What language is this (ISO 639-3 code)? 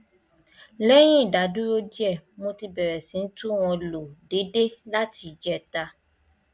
yor